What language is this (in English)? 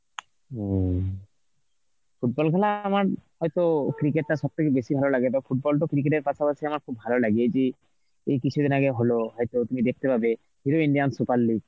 Bangla